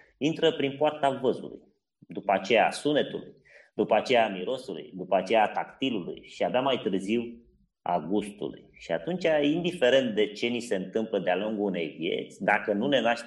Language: Romanian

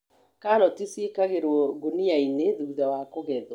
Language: Kikuyu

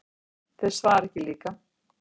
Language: Icelandic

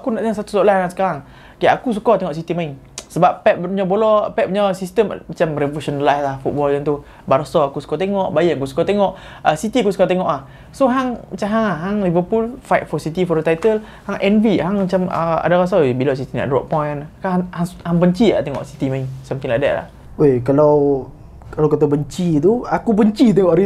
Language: Malay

